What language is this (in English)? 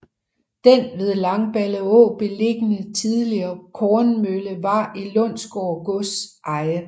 Danish